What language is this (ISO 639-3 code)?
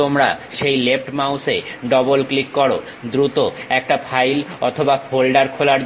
ben